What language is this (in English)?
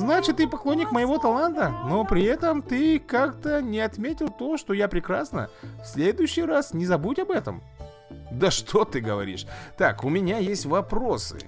Russian